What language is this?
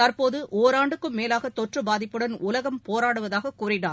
Tamil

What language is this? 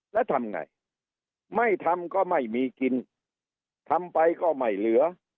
Thai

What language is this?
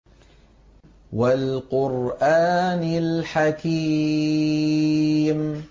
Arabic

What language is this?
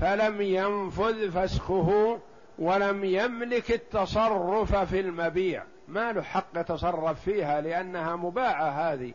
Arabic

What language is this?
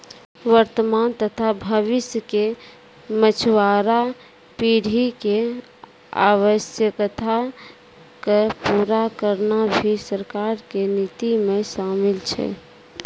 Maithili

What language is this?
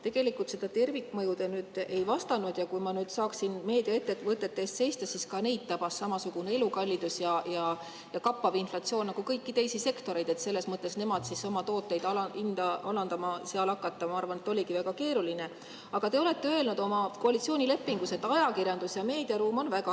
Estonian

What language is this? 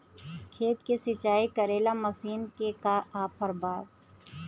Bhojpuri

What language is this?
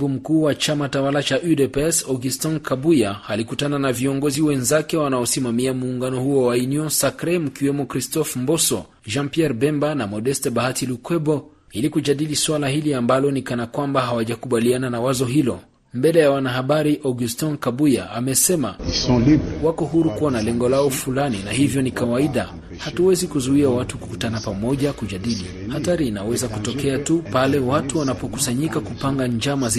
Swahili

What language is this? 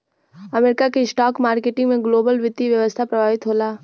Bhojpuri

